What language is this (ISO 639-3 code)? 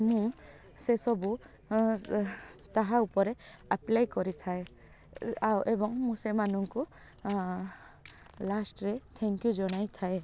ori